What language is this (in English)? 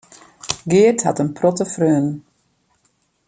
Western Frisian